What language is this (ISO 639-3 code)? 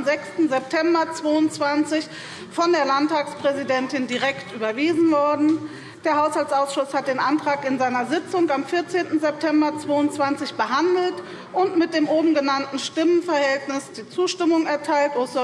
deu